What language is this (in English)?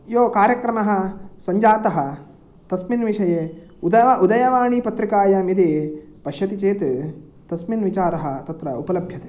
Sanskrit